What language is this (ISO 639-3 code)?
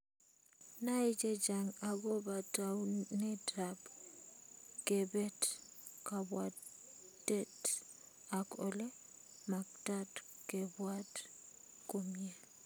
kln